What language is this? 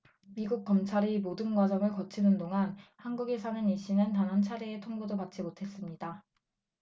Korean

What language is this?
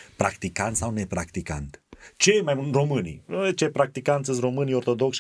Romanian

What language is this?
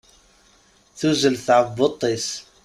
Kabyle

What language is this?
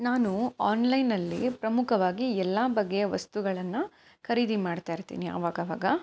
Kannada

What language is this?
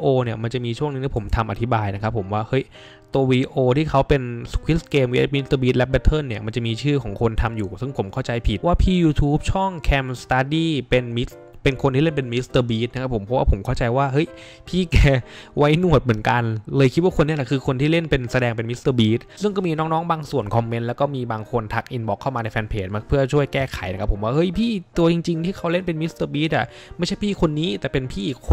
Thai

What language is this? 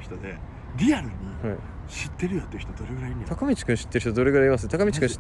Japanese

